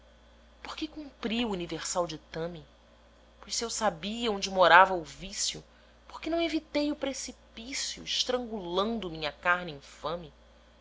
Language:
Portuguese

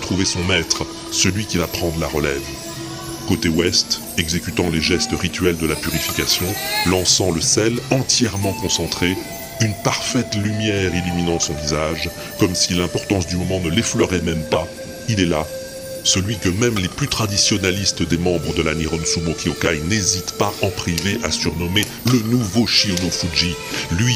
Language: French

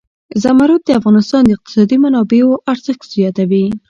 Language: Pashto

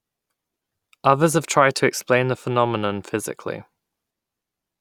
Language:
English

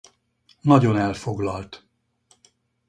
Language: Hungarian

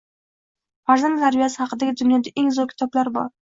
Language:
Uzbek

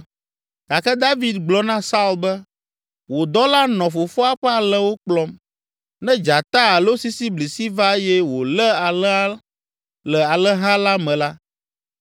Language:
Ewe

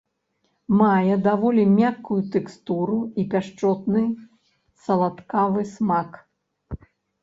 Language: Belarusian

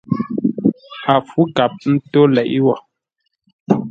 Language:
Ngombale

